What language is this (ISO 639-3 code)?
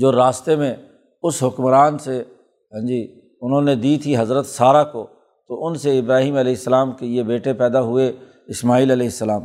urd